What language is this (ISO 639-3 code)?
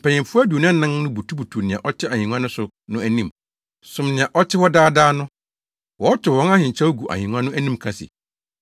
aka